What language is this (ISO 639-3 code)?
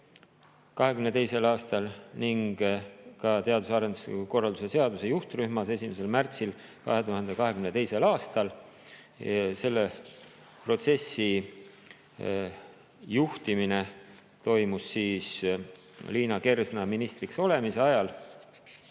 est